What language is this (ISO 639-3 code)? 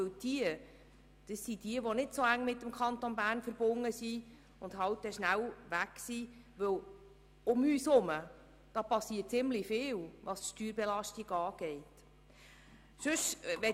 gsw